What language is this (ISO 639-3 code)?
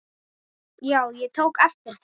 isl